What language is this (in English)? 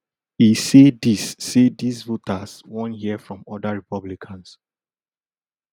Nigerian Pidgin